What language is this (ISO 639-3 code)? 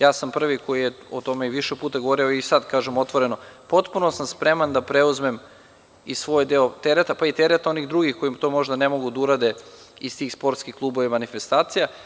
srp